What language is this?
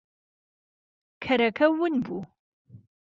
Central Kurdish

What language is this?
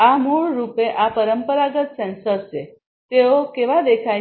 Gujarati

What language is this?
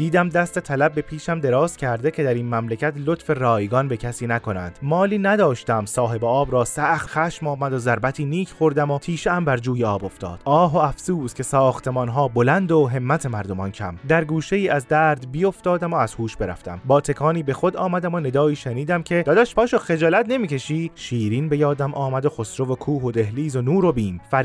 Persian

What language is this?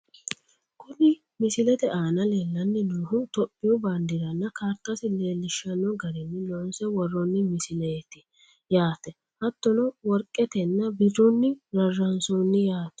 Sidamo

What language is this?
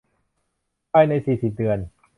Thai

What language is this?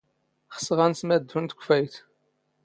Standard Moroccan Tamazight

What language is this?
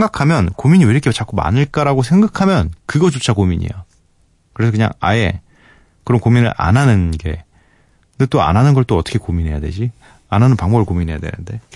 Korean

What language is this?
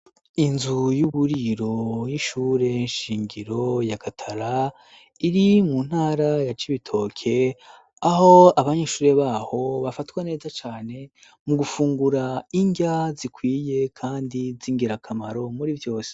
Rundi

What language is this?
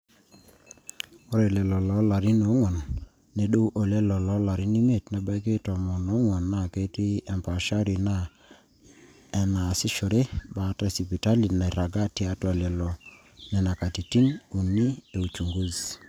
Masai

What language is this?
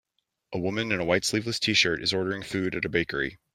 English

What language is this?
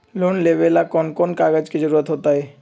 Magahi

